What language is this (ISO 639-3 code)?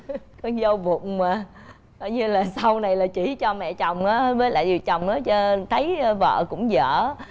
vie